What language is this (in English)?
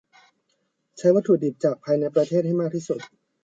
Thai